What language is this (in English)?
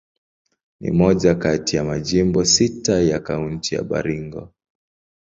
Swahili